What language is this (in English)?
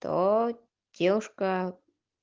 Russian